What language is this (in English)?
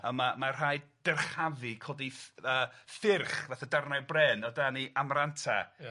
Welsh